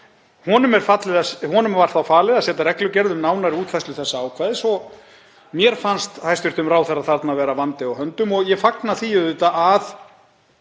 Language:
Icelandic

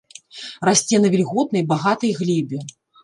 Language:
Belarusian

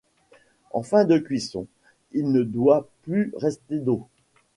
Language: French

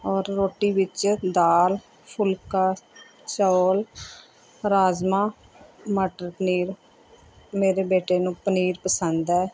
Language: Punjabi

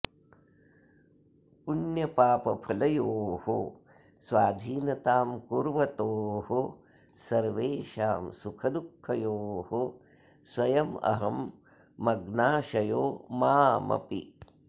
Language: Sanskrit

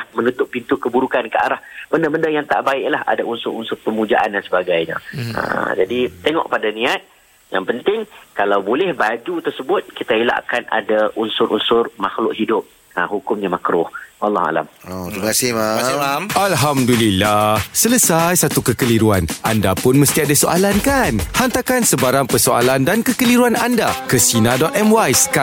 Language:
Malay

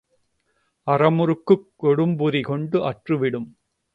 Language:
Tamil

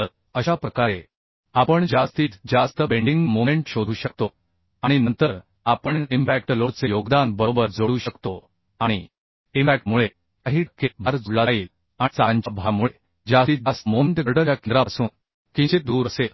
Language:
Marathi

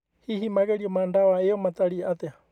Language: Kikuyu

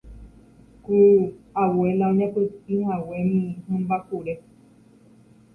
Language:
Guarani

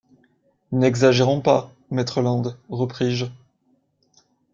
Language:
French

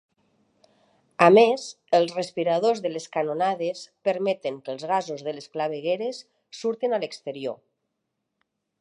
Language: Catalan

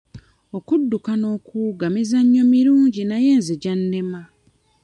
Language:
Ganda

